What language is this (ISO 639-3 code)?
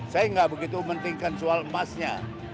ind